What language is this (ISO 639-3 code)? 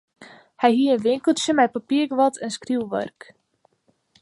fry